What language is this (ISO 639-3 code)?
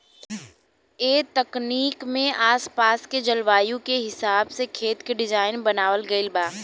bho